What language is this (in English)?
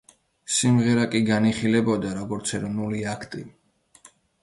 Georgian